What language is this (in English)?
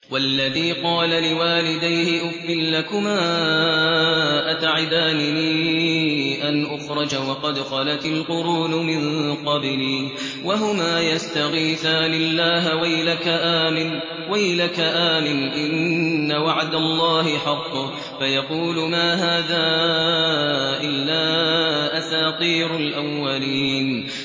Arabic